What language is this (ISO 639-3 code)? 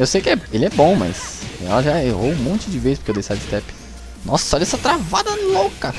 por